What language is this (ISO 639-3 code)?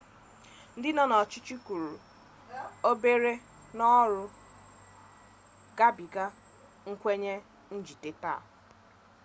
ibo